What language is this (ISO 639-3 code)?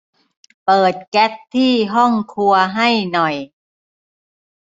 tha